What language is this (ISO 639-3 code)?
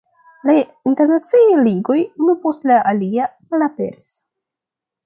epo